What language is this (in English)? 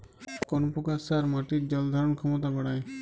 Bangla